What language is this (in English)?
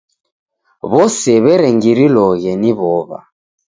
Taita